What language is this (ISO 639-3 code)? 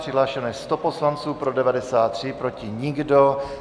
ces